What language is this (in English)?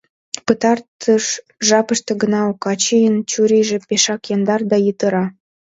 Mari